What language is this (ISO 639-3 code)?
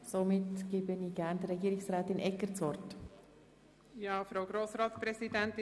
gsw